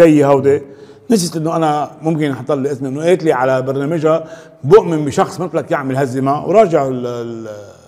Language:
Arabic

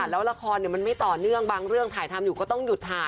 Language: Thai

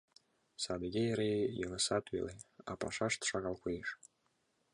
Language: Mari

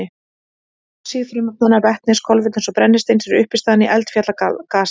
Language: Icelandic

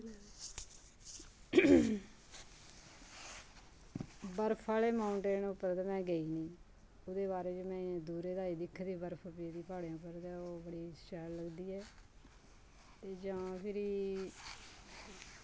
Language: Dogri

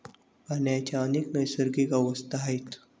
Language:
Marathi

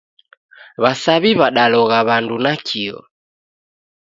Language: Taita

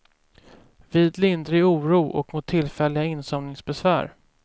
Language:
Swedish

